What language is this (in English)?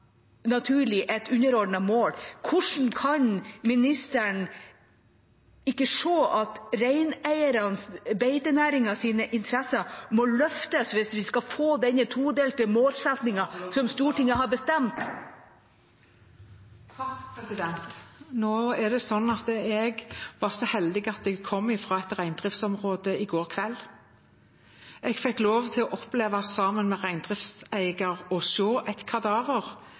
Norwegian Bokmål